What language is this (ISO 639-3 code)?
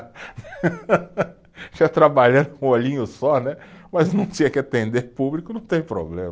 por